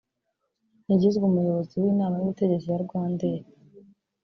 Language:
Kinyarwanda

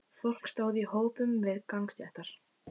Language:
Icelandic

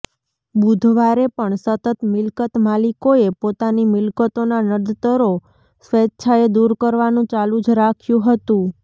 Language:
Gujarati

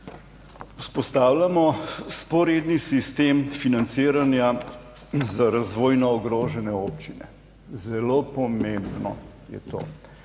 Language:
Slovenian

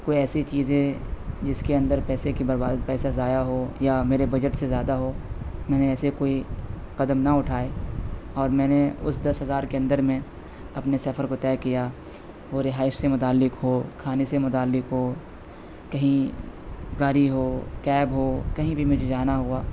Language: Urdu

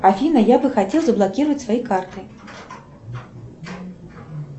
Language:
Russian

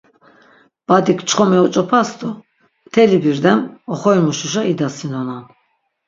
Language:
Laz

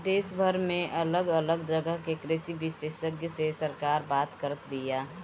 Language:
Bhojpuri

